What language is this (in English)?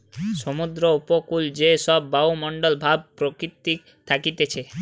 Bangla